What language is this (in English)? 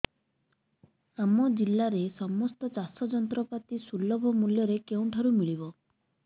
Odia